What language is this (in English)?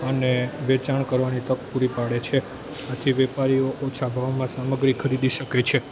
Gujarati